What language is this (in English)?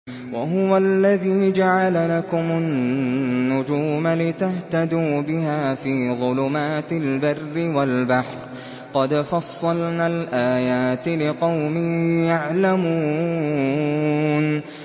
Arabic